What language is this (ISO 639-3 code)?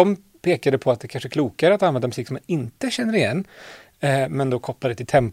swe